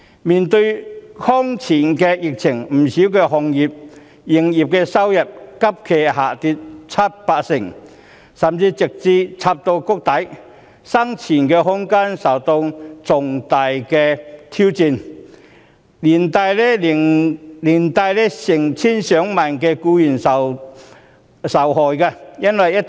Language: Cantonese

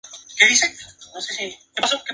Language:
Spanish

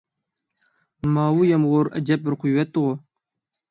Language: Uyghur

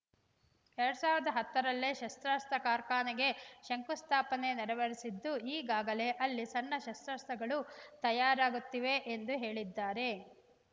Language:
Kannada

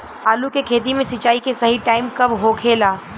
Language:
Bhojpuri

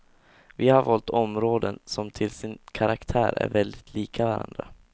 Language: Swedish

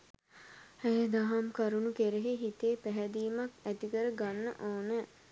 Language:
Sinhala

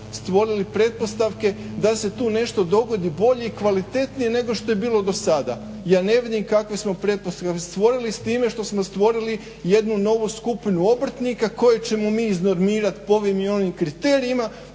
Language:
Croatian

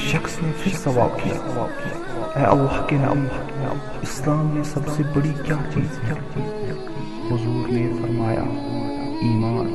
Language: Urdu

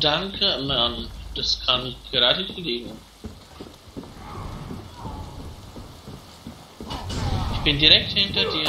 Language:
German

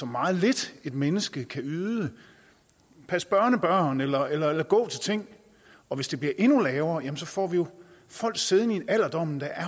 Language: Danish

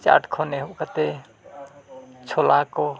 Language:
Santali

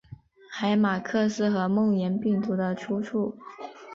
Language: Chinese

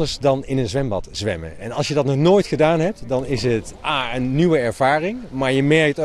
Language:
Dutch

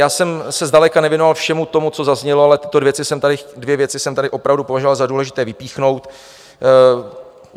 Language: Czech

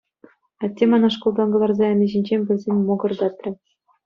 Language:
Chuvash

